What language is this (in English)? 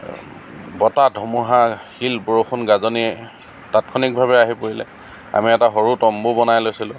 Assamese